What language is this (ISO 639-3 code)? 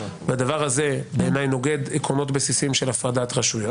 heb